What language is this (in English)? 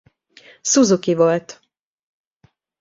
Hungarian